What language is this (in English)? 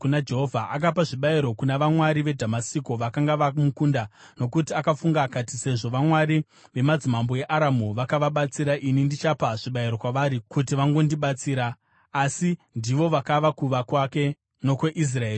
Shona